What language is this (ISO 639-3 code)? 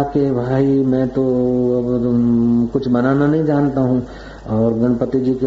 hin